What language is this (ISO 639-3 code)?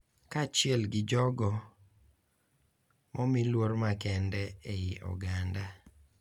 luo